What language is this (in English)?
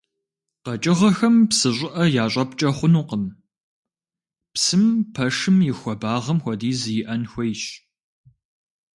Kabardian